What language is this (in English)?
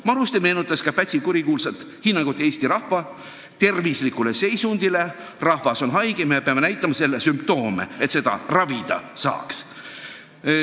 Estonian